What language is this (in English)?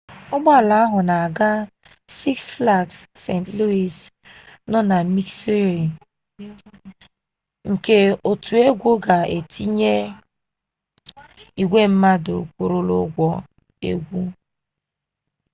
Igbo